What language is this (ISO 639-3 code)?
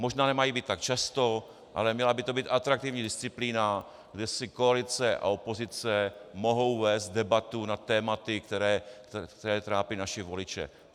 ces